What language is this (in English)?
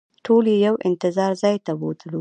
Pashto